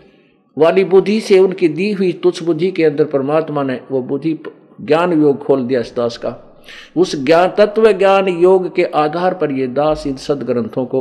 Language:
Hindi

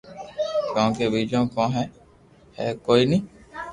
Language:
Loarki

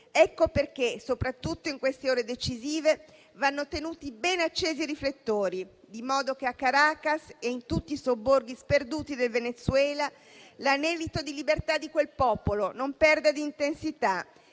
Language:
Italian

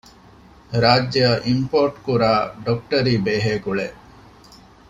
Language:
Divehi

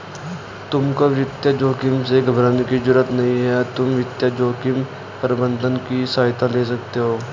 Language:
Hindi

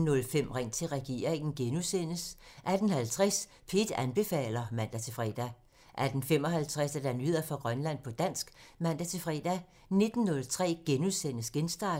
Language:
Danish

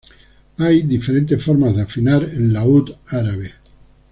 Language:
Spanish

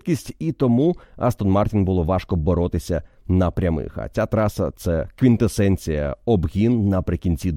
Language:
Ukrainian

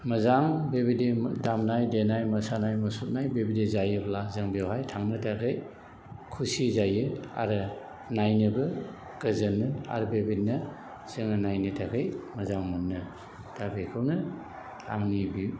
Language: Bodo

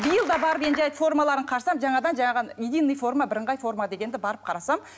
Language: Kazakh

